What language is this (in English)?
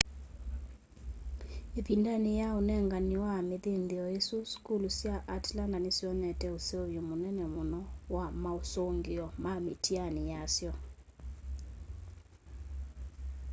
Kamba